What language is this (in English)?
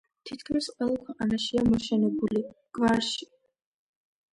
Georgian